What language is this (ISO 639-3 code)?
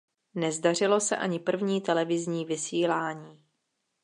ces